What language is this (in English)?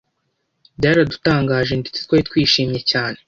Kinyarwanda